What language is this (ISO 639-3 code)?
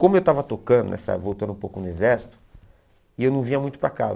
por